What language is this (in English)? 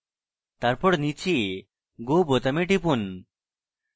Bangla